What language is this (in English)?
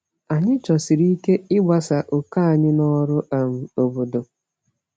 Igbo